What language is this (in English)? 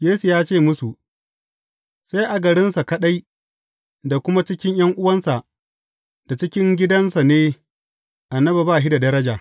Hausa